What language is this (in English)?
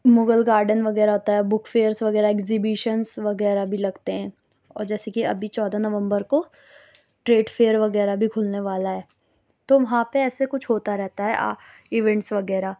Urdu